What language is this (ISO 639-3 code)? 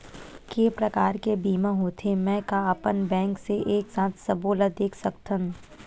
hne